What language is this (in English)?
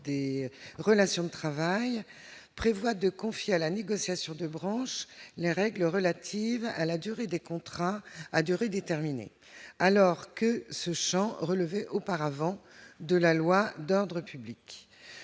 French